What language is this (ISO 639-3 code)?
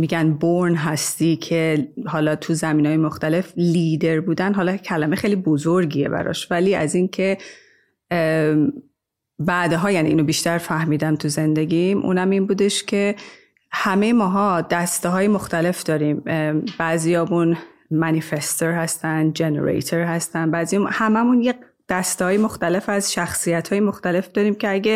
fas